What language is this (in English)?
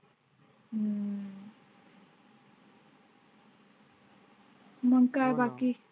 Marathi